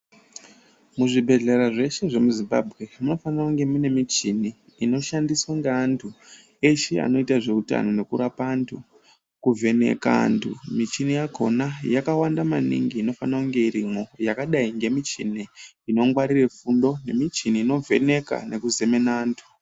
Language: Ndau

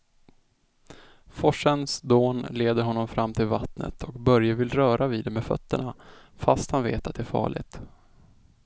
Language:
Swedish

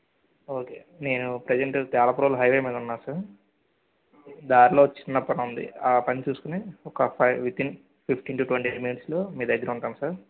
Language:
Telugu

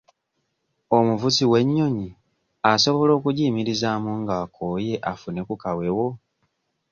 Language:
Ganda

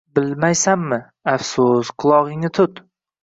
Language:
Uzbek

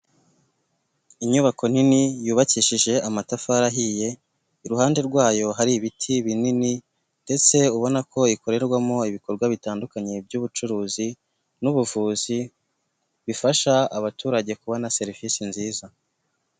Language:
Kinyarwanda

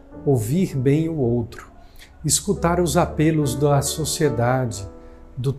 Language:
Portuguese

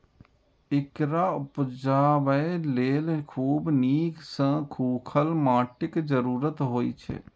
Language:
Maithili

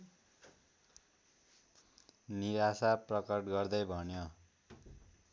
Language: Nepali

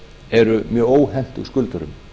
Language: Icelandic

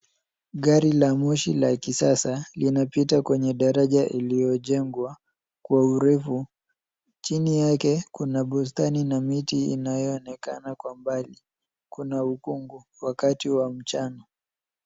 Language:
Swahili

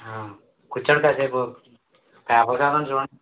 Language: Telugu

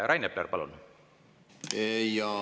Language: Estonian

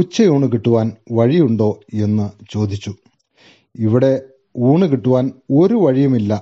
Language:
Malayalam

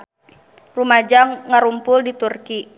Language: Sundanese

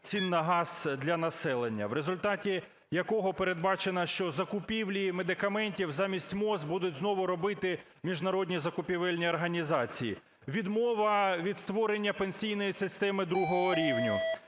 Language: Ukrainian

